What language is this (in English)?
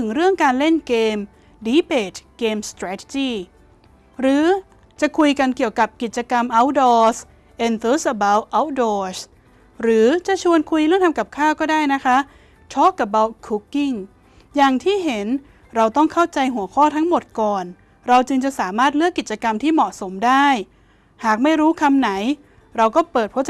Thai